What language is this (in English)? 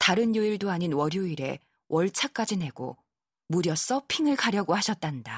Korean